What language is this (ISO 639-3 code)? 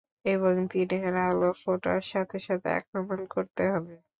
ben